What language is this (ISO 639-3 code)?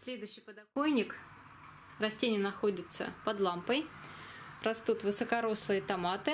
rus